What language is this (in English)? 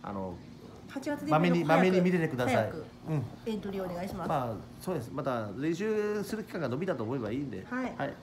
Japanese